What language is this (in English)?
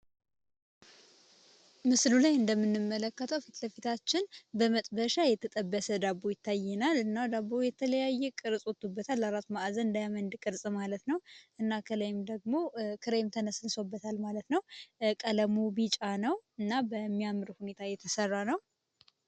Amharic